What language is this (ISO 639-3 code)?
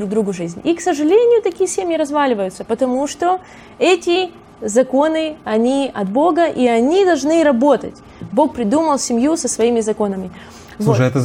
rus